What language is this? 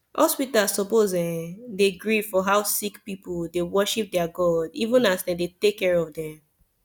Nigerian Pidgin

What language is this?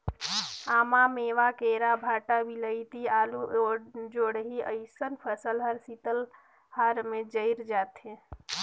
Chhattisgarhi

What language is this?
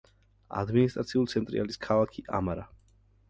Georgian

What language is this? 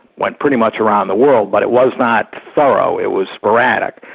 English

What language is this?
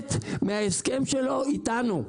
Hebrew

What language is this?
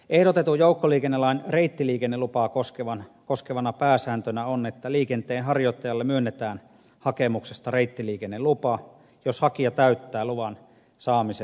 Finnish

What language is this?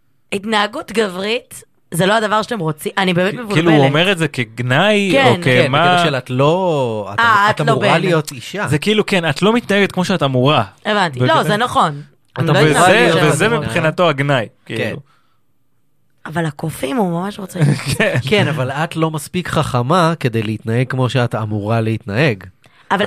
Hebrew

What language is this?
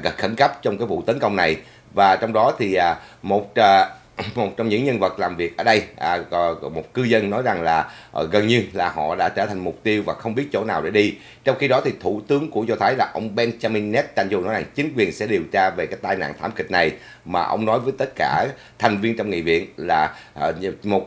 Vietnamese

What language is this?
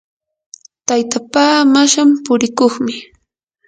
Yanahuanca Pasco Quechua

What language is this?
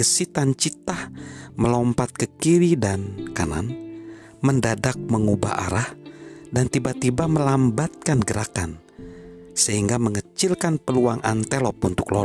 Indonesian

